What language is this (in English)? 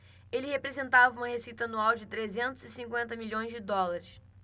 Portuguese